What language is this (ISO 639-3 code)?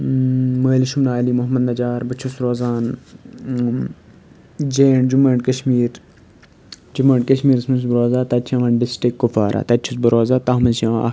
kas